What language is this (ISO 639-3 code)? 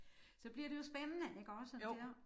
dan